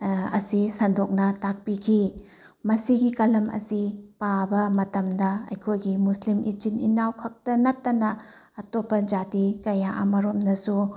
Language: Manipuri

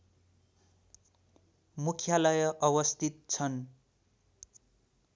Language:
Nepali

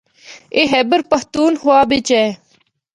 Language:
Northern Hindko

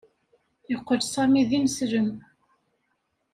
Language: Kabyle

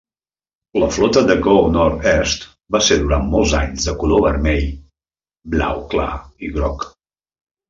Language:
Catalan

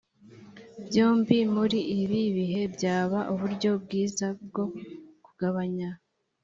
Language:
Kinyarwanda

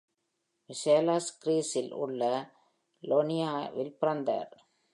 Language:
Tamil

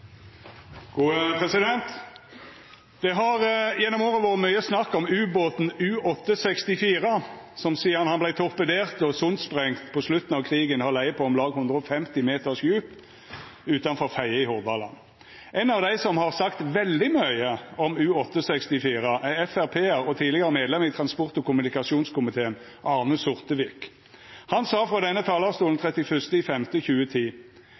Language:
Norwegian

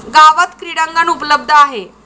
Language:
Marathi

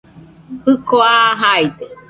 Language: Nüpode Huitoto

